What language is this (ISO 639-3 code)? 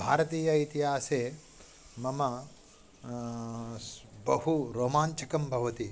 san